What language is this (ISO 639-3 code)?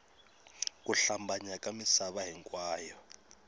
tso